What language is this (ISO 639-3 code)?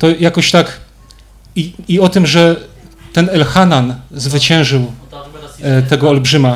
pol